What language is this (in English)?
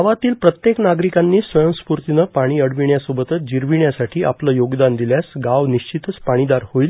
Marathi